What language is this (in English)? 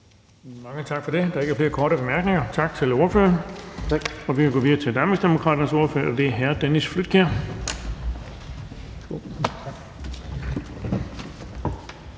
Danish